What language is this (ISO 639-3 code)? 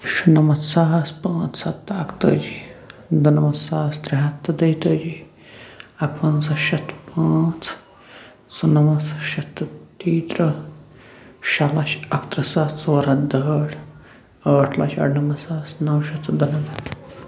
kas